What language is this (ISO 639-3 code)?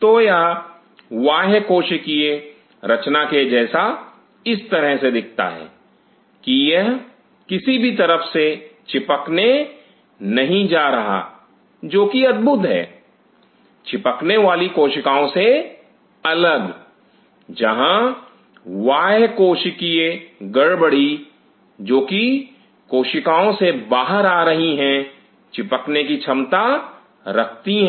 hin